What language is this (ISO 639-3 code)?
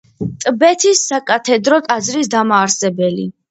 kat